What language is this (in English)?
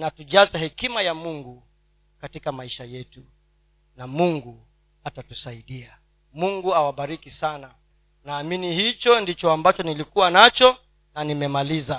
Swahili